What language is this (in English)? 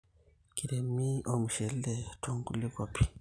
Masai